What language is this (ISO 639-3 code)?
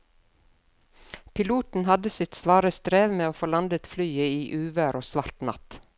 nor